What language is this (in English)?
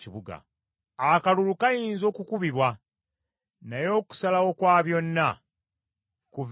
Ganda